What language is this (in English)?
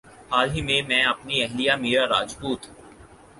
Urdu